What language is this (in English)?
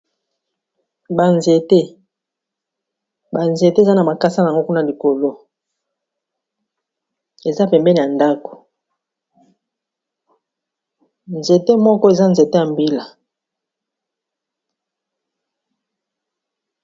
Lingala